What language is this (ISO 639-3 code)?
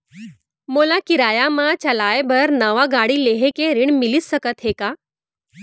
hne